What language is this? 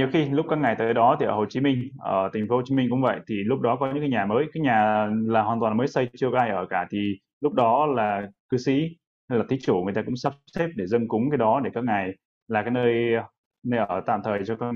Vietnamese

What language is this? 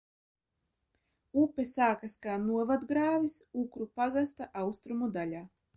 Latvian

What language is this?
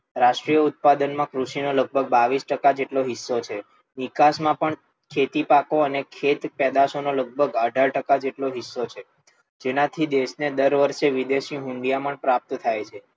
Gujarati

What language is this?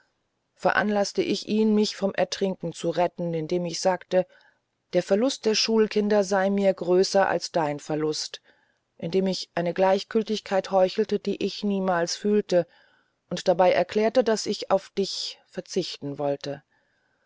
German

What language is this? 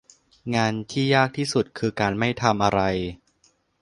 Thai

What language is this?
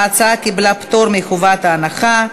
Hebrew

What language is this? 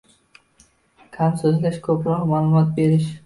Uzbek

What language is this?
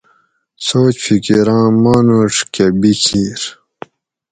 Gawri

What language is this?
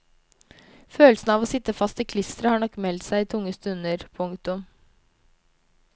Norwegian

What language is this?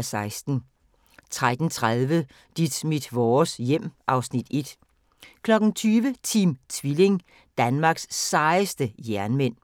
Danish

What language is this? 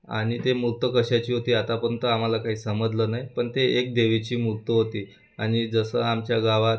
Marathi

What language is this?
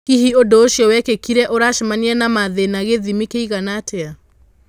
Kikuyu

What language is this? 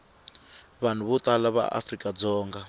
Tsonga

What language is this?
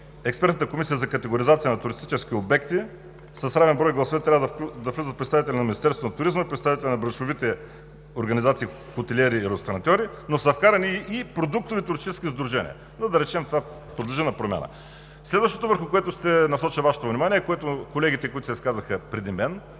Bulgarian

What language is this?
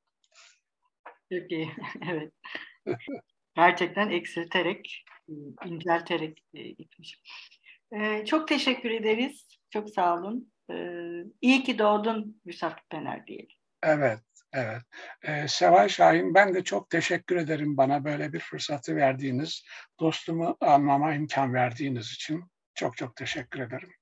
Turkish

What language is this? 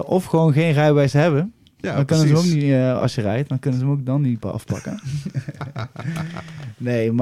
Dutch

